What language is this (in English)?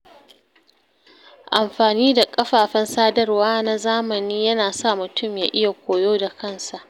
Hausa